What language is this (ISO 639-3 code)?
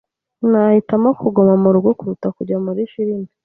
kin